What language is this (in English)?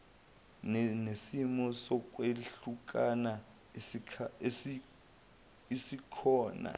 Zulu